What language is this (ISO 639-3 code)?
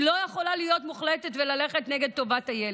heb